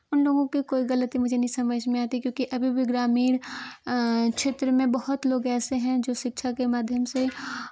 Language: Hindi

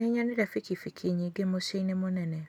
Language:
Kikuyu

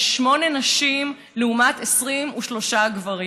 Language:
Hebrew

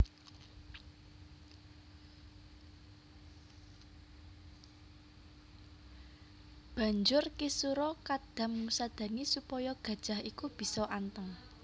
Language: Javanese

